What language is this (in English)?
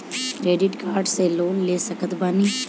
Bhojpuri